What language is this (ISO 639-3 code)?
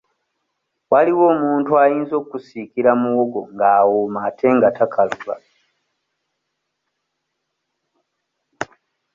lug